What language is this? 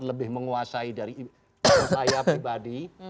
Indonesian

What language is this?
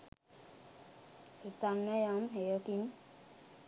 Sinhala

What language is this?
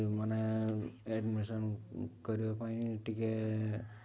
Odia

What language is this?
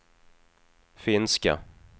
Swedish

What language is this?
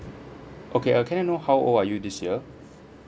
English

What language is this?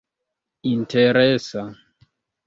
Esperanto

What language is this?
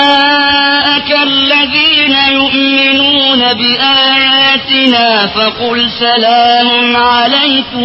Arabic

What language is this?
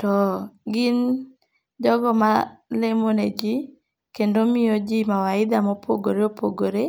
Luo (Kenya and Tanzania)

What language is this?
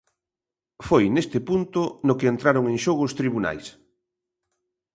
Galician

